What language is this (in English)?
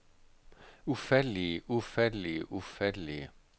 Danish